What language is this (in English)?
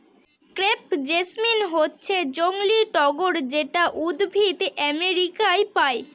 Bangla